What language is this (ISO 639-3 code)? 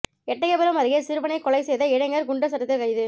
tam